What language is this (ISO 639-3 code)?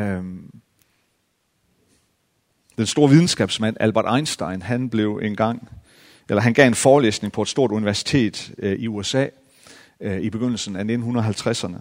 dan